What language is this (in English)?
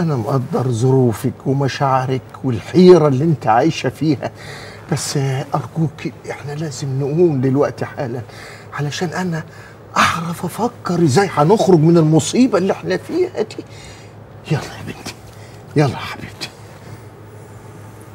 Arabic